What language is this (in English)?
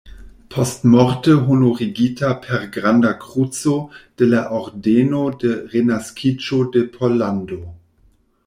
Esperanto